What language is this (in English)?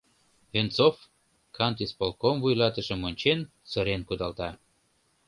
Mari